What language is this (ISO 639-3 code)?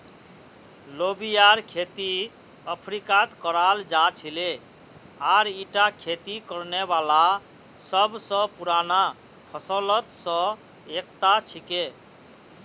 mag